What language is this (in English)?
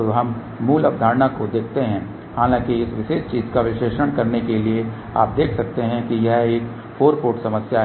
Hindi